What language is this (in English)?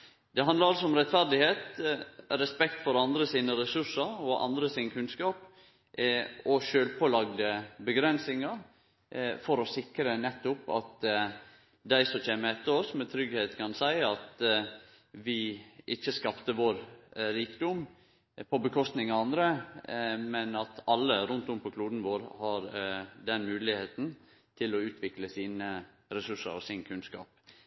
Norwegian Nynorsk